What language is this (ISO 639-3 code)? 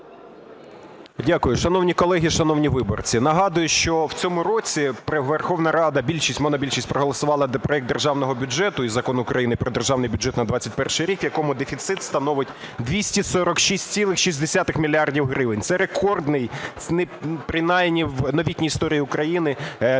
ukr